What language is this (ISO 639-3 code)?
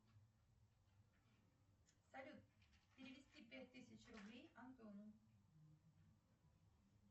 rus